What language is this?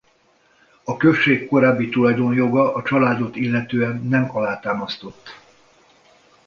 Hungarian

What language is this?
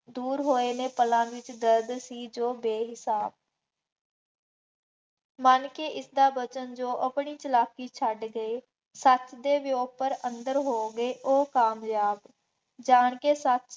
Punjabi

